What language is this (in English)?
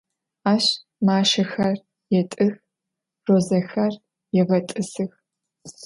Adyghe